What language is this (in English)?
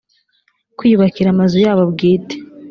Kinyarwanda